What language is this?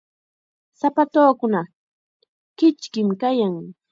Chiquián Ancash Quechua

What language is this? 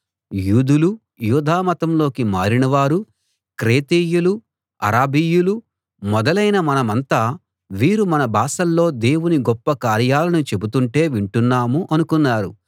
Telugu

